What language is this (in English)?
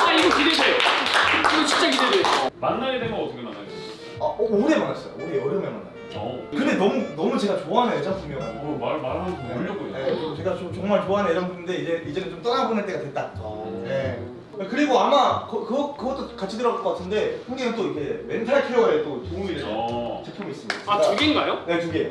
Korean